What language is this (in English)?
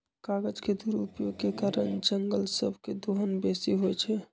Magahi